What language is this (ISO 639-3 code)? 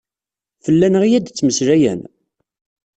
kab